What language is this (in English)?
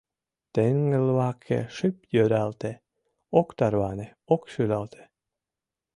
Mari